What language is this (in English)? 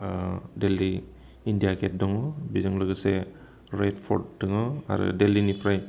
Bodo